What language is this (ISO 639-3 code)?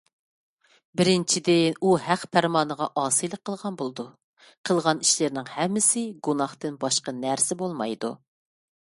uig